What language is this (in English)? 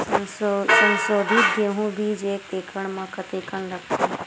Chhattisgarhi